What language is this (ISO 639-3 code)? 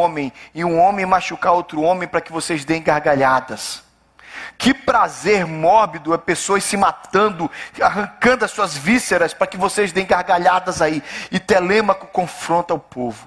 por